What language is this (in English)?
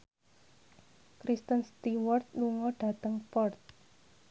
Javanese